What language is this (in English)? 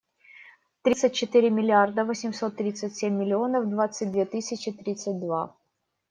Russian